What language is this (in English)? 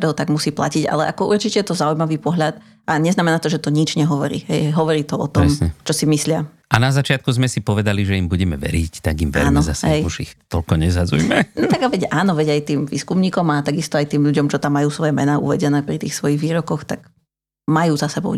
Slovak